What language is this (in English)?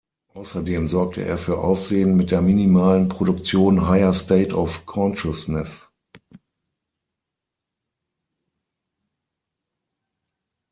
German